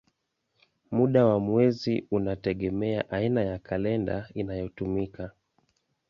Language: Swahili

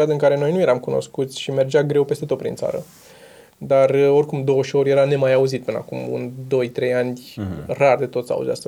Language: Romanian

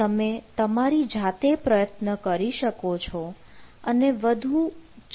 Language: Gujarati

